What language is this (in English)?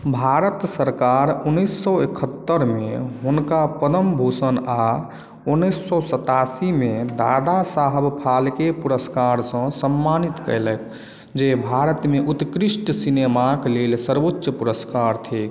Maithili